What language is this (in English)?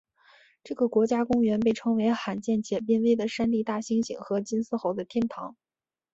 Chinese